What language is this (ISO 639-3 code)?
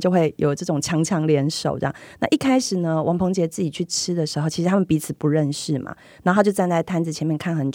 zho